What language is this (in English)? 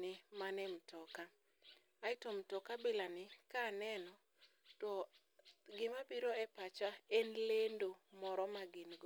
Luo (Kenya and Tanzania)